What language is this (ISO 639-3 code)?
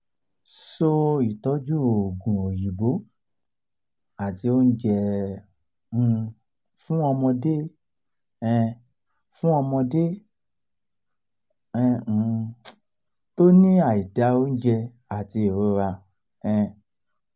yor